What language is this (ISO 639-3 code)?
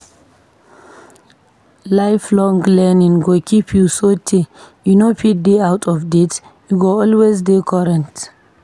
pcm